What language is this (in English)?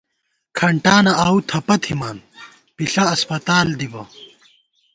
Gawar-Bati